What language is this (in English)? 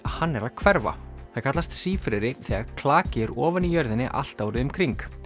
Icelandic